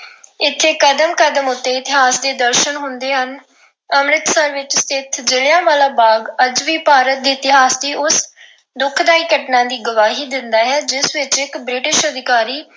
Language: Punjabi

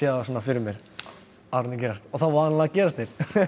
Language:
Icelandic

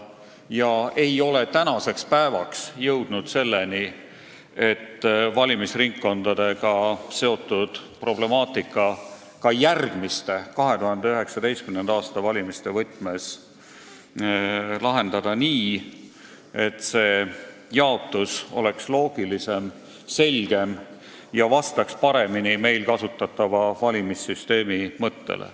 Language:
Estonian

